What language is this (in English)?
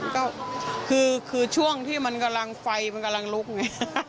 Thai